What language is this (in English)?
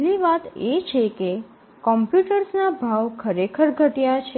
Gujarati